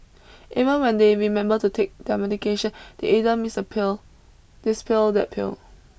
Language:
English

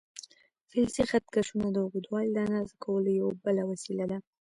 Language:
Pashto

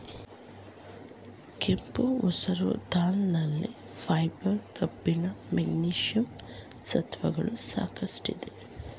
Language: Kannada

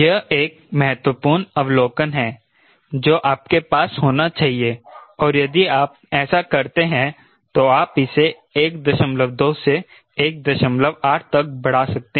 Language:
Hindi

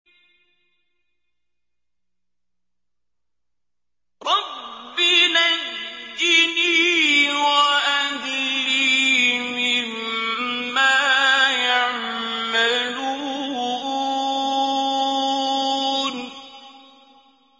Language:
Arabic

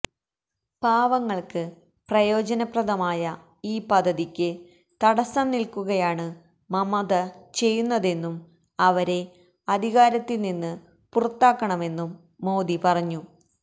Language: Malayalam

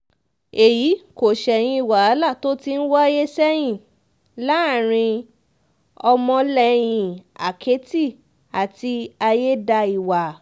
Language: Yoruba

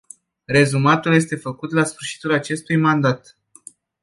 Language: Romanian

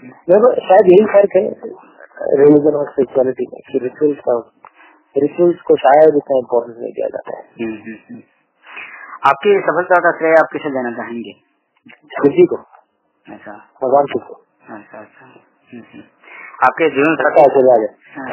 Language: Gujarati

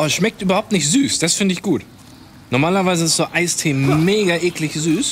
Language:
German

